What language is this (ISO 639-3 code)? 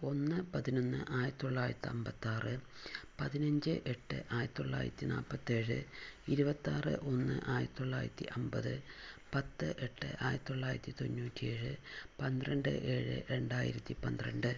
mal